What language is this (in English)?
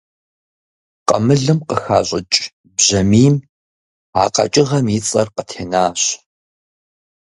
Kabardian